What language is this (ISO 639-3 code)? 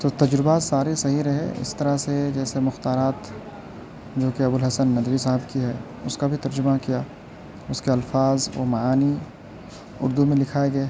urd